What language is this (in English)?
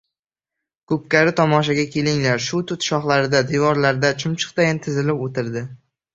Uzbek